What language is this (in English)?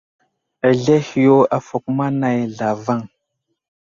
Wuzlam